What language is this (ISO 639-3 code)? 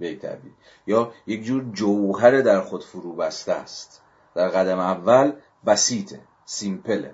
fas